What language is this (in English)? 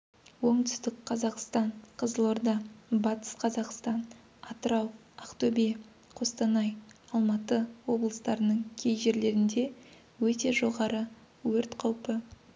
Kazakh